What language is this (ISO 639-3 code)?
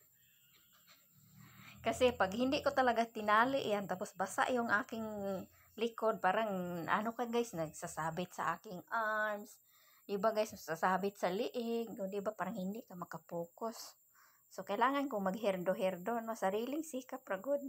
fil